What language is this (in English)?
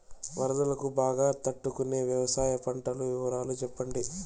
Telugu